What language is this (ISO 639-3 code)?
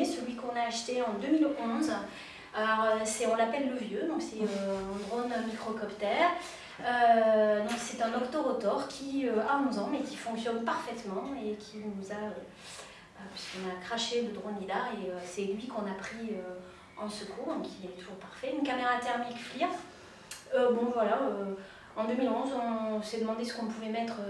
fra